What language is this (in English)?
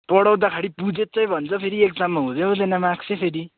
Nepali